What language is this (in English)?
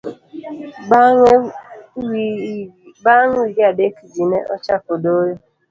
Luo (Kenya and Tanzania)